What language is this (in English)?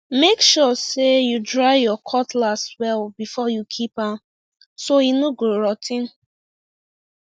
Nigerian Pidgin